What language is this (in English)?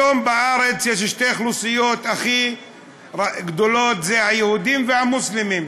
Hebrew